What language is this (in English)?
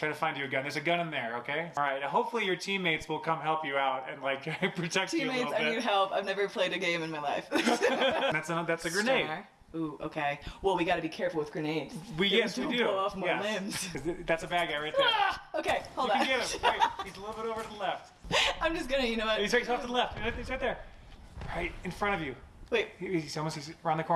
English